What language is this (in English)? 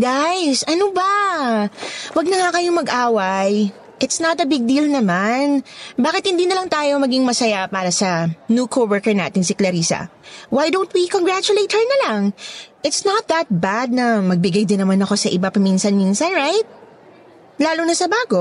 Filipino